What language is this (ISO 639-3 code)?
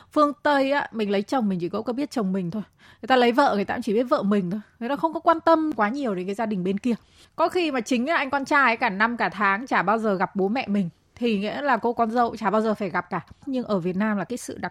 vie